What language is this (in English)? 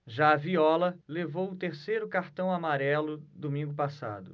Portuguese